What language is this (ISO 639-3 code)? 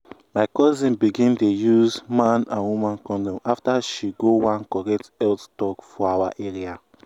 pcm